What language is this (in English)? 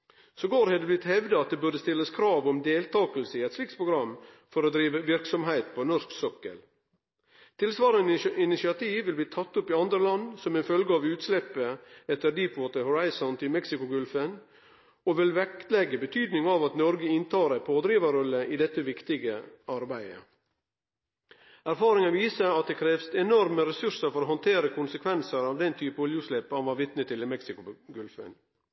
Norwegian Nynorsk